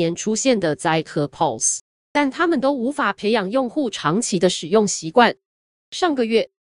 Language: Chinese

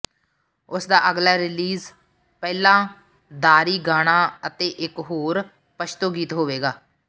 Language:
Punjabi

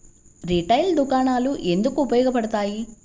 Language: Telugu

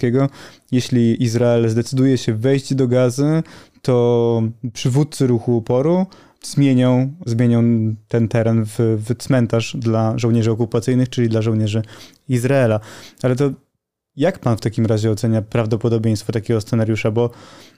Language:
Polish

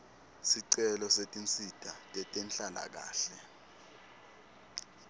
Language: Swati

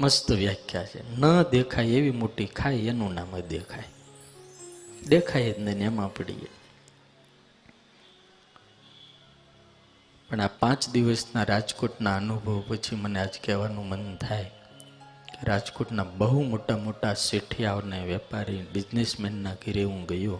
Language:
Hindi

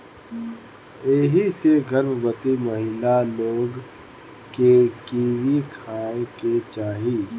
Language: Bhojpuri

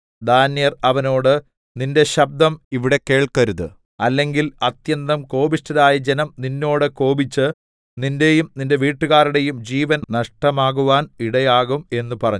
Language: Malayalam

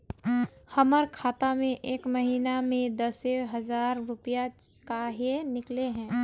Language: Magahi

